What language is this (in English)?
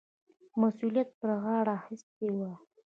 Pashto